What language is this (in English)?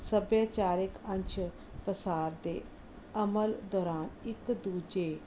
Punjabi